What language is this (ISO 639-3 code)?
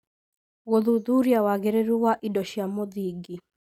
kik